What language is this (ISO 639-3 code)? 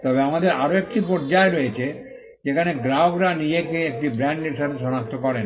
ben